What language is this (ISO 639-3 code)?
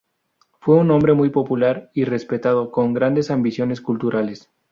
spa